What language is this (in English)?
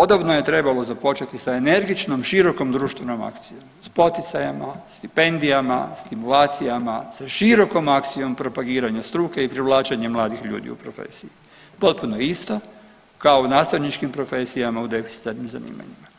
Croatian